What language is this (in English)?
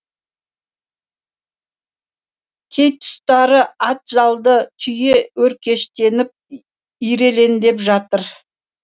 Kazakh